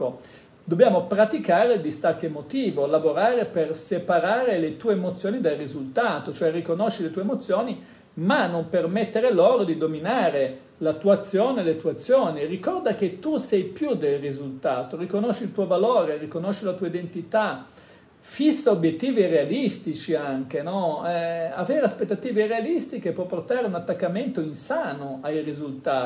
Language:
Italian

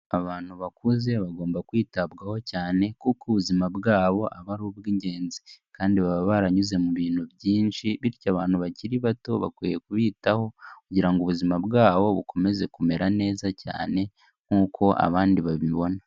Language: Kinyarwanda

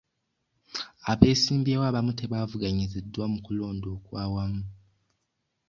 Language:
Ganda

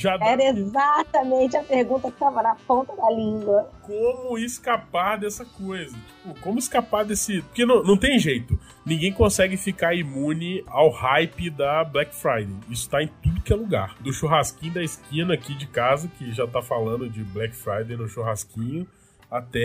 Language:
Portuguese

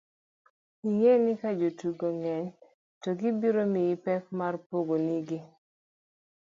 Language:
Luo (Kenya and Tanzania)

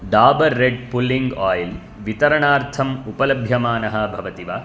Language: Sanskrit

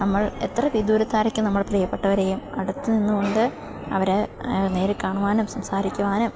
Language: Malayalam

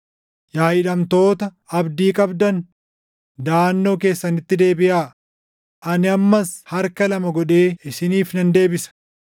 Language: Oromo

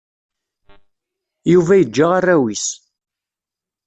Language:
Kabyle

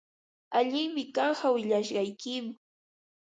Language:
Ambo-Pasco Quechua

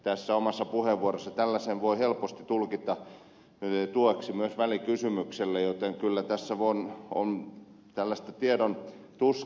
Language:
Finnish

